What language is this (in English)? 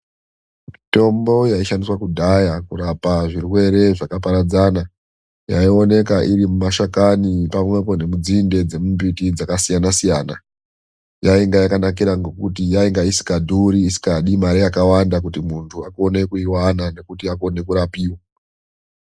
Ndau